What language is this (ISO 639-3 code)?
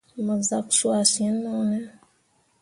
mua